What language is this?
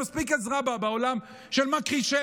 Hebrew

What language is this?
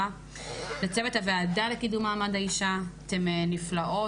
Hebrew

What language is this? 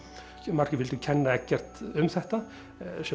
Icelandic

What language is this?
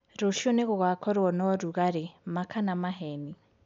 Kikuyu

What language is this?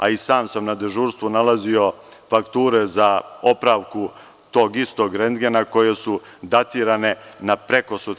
Serbian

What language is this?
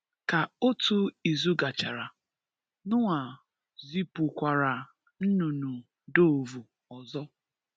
Igbo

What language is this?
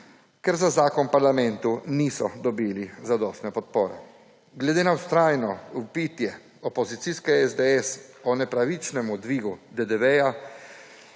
Slovenian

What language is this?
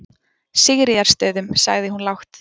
Icelandic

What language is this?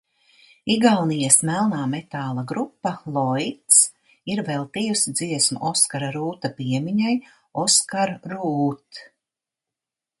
Latvian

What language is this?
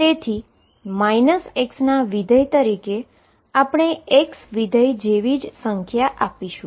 Gujarati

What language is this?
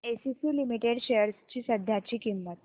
Marathi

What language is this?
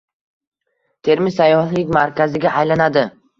Uzbek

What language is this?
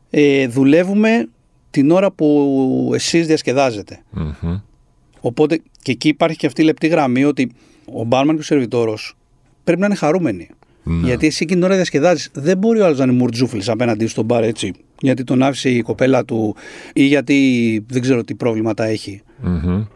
Greek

